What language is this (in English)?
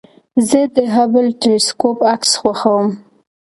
Pashto